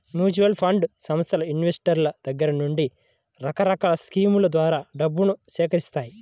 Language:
Telugu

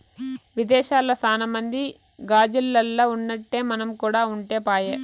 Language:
Telugu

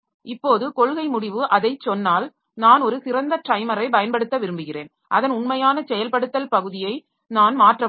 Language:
Tamil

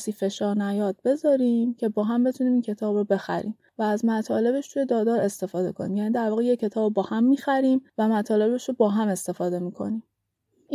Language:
Persian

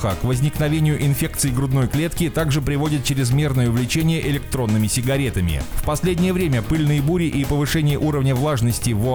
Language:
Russian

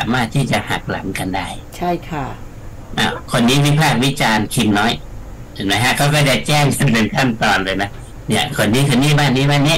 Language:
Thai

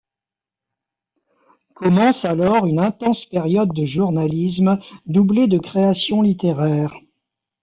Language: French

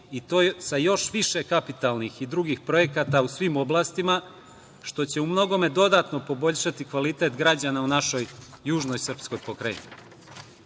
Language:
Serbian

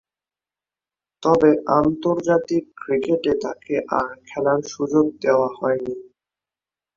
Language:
Bangla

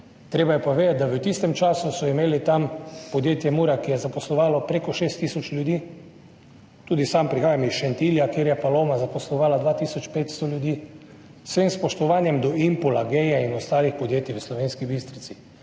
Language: Slovenian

